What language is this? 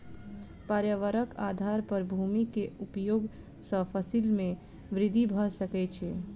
Maithili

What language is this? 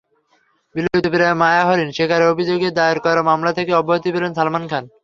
Bangla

